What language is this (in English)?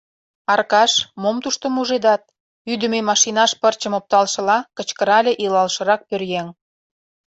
Mari